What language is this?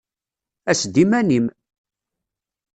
Kabyle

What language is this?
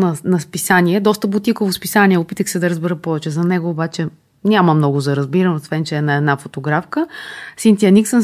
Bulgarian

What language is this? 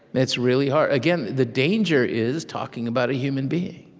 English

